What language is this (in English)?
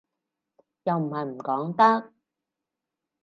Cantonese